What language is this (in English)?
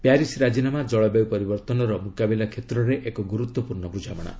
Odia